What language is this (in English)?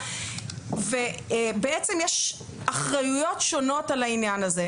Hebrew